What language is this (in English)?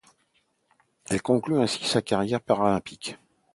French